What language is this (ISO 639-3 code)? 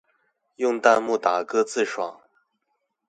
zho